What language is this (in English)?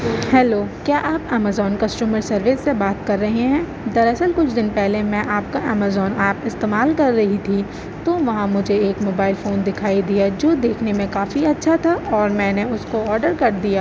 Urdu